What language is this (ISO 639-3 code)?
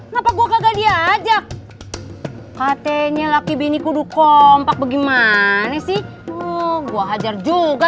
ind